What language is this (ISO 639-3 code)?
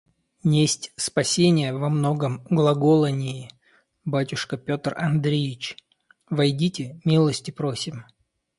rus